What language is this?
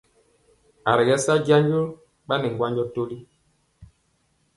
Mpiemo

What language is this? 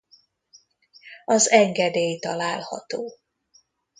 Hungarian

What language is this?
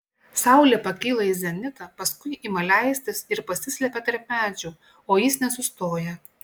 Lithuanian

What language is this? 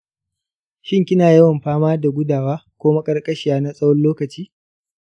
Hausa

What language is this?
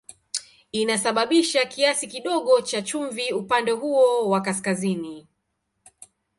Swahili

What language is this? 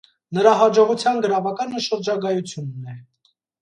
Armenian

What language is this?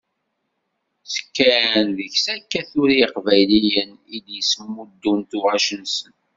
Kabyle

